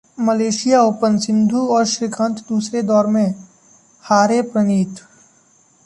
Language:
Hindi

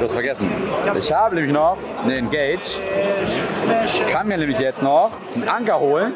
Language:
German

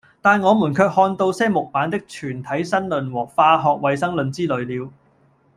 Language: Cantonese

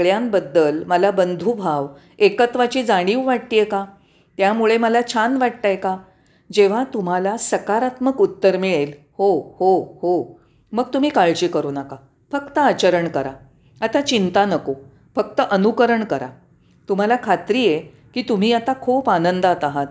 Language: Marathi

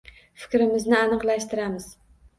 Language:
Uzbek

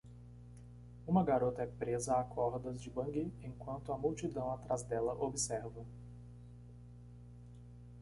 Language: Portuguese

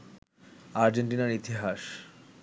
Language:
Bangla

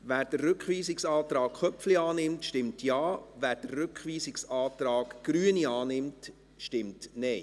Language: Swiss German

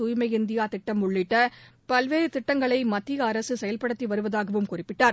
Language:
Tamil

